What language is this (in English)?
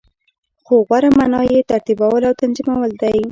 Pashto